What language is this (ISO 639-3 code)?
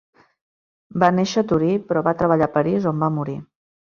cat